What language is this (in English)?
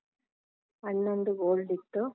Kannada